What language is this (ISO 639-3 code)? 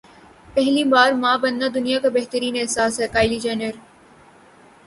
urd